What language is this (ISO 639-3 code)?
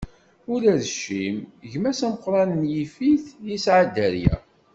kab